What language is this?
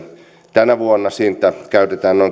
Finnish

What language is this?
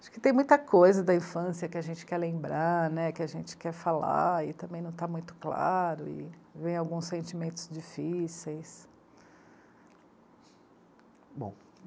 Portuguese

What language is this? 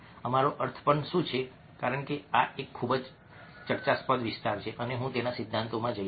Gujarati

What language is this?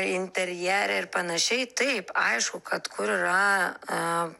Lithuanian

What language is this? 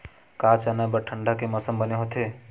Chhattisgarhi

